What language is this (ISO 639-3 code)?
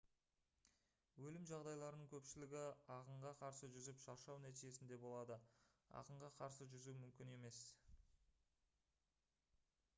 kaz